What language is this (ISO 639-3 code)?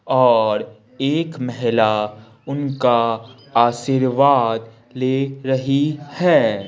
hin